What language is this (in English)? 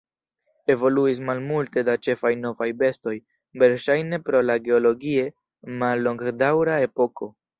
Esperanto